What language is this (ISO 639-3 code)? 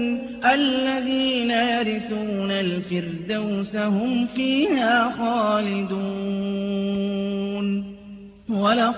ara